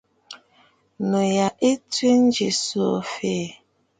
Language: Bafut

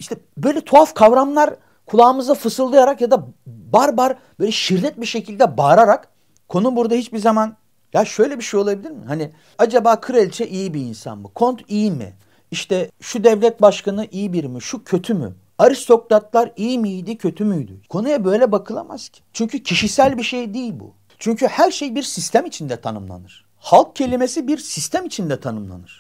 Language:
Turkish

